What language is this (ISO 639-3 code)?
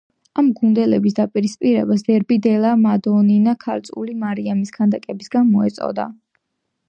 kat